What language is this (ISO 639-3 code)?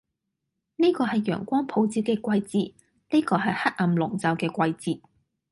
yue